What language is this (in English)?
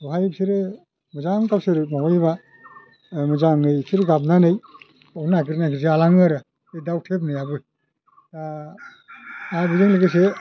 Bodo